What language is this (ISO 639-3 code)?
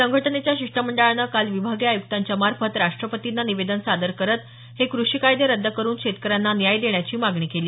mar